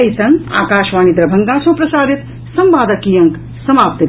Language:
Maithili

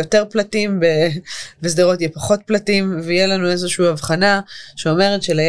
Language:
Hebrew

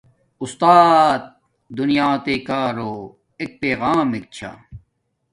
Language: Domaaki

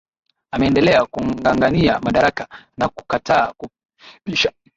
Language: Swahili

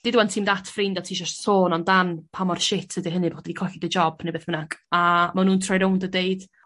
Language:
Welsh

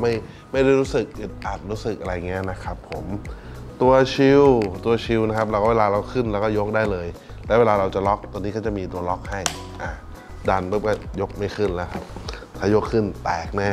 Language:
Thai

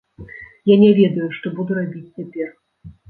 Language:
Belarusian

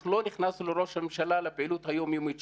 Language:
Hebrew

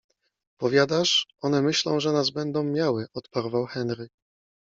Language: Polish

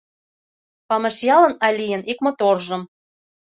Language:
Mari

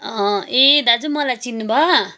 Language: Nepali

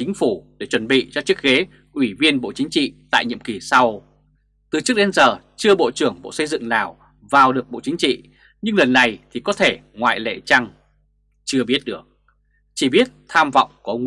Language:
Vietnamese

